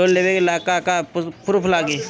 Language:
Bhojpuri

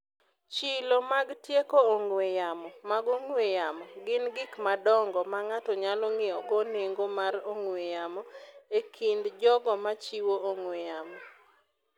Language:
Luo (Kenya and Tanzania)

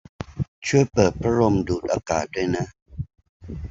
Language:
Thai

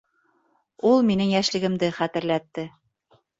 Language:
Bashkir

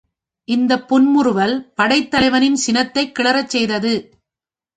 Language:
Tamil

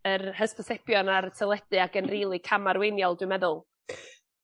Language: Welsh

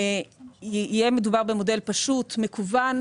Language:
Hebrew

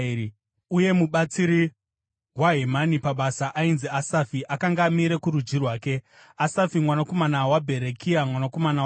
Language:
Shona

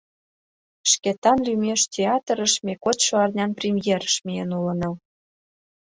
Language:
Mari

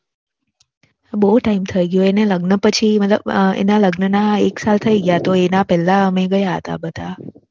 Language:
Gujarati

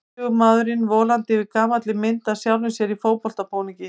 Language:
Icelandic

